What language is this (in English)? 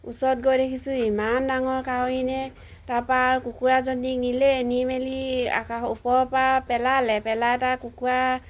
Assamese